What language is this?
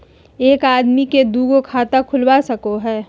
Magahi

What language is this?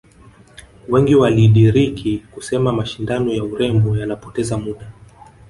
Swahili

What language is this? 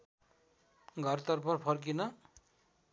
Nepali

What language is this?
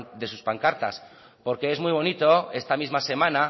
Spanish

